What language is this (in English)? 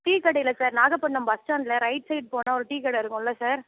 Tamil